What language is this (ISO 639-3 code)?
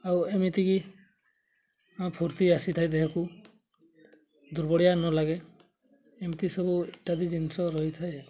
ori